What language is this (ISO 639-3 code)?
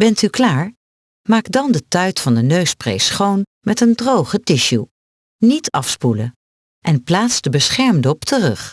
nld